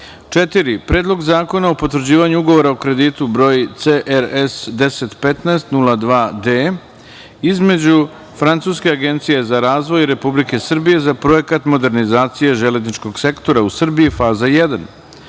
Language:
Serbian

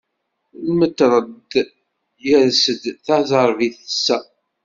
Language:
Kabyle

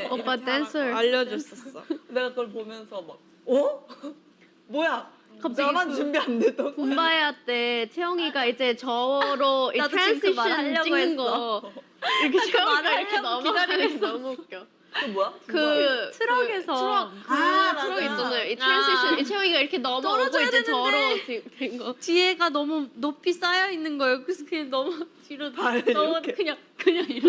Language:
Korean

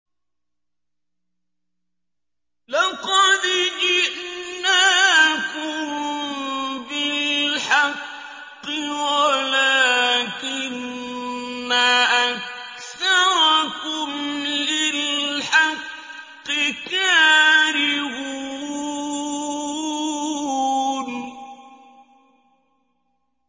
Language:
Arabic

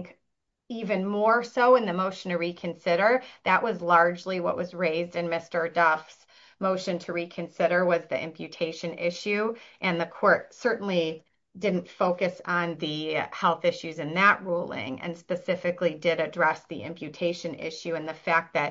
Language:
English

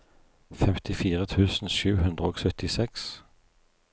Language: Norwegian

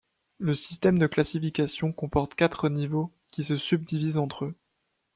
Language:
French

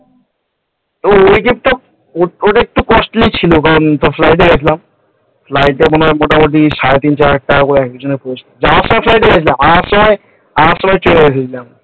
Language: Bangla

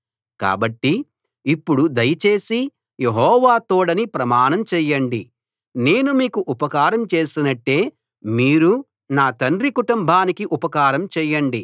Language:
Telugu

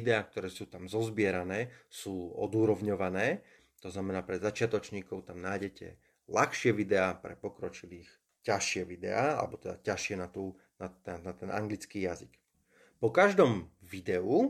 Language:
Slovak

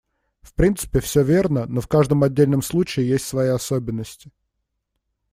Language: Russian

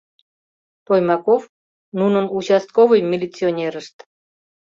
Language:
Mari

